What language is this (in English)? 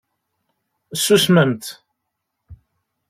Kabyle